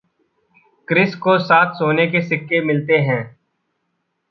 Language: Hindi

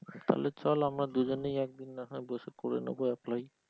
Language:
Bangla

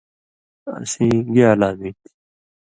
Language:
Indus Kohistani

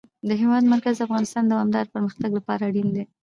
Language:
Pashto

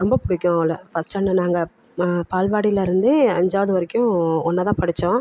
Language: Tamil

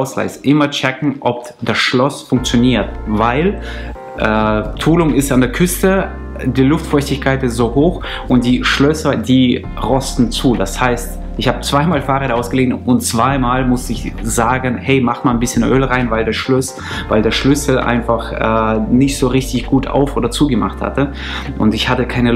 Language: German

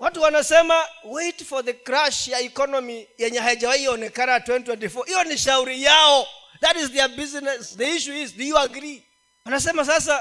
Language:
Swahili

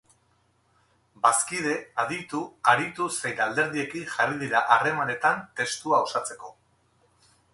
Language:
Basque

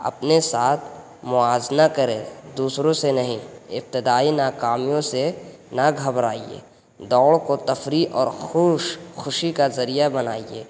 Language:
Urdu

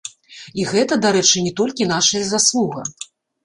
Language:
Belarusian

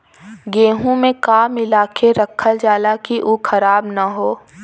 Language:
Bhojpuri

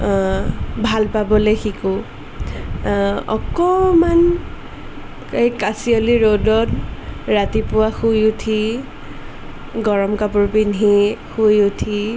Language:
Assamese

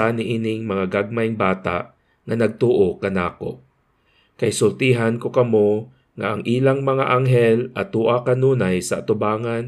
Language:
Filipino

